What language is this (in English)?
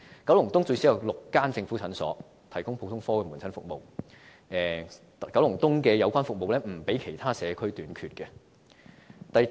Cantonese